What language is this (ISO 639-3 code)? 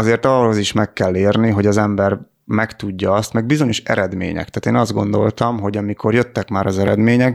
hun